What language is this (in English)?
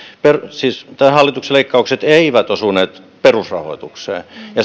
Finnish